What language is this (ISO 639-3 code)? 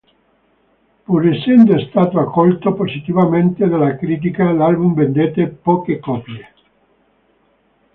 ita